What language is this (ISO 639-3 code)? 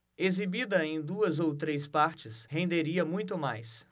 por